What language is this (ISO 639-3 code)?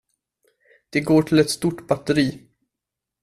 swe